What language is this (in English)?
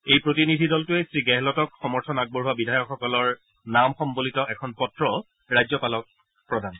Assamese